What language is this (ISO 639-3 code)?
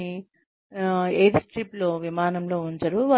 tel